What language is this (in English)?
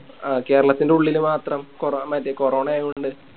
Malayalam